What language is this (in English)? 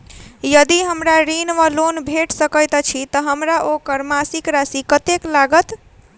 Maithili